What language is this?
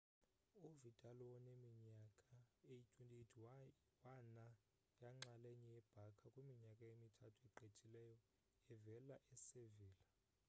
Xhosa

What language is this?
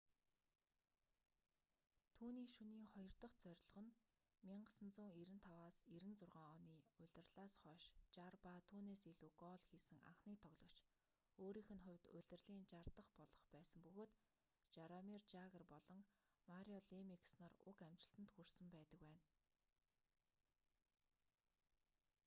Mongolian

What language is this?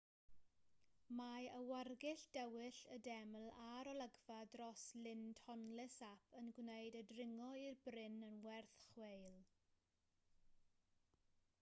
Welsh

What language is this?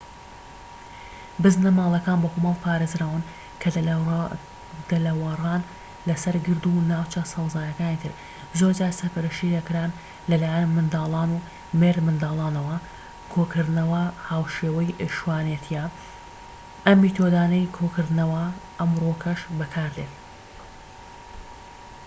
Central Kurdish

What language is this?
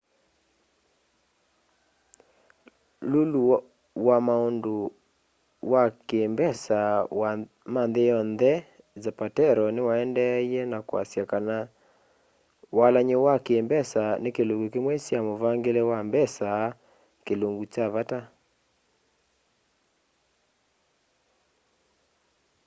Kamba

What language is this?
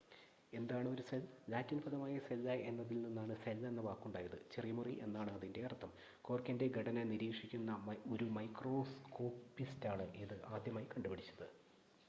Malayalam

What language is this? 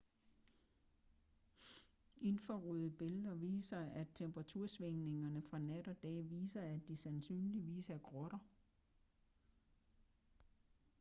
Danish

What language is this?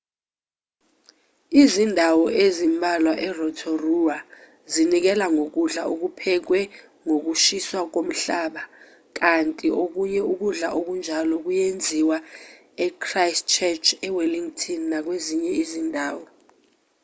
Zulu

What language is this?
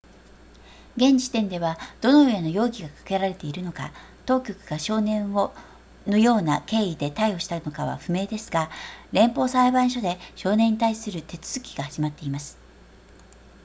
Japanese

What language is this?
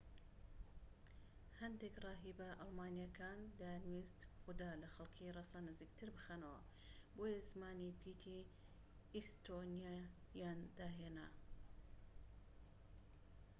Central Kurdish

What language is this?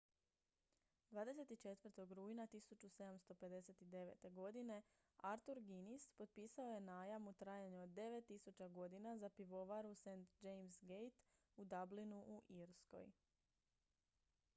Croatian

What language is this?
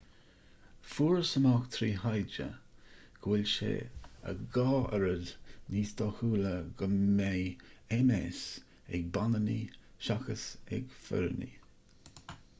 Irish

